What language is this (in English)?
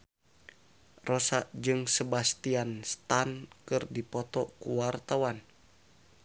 Sundanese